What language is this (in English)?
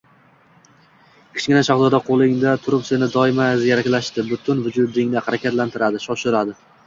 Uzbek